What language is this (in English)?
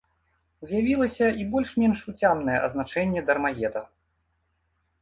Belarusian